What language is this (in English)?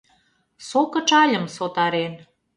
Mari